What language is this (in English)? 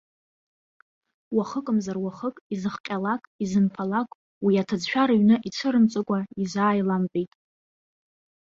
Abkhazian